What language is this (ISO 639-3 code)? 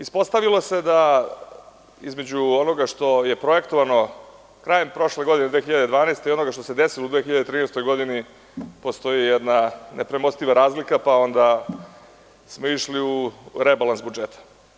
srp